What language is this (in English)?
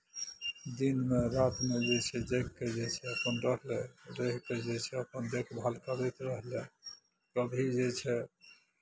Maithili